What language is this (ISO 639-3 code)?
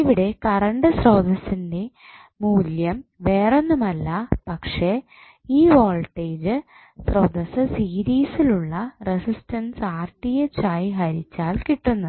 mal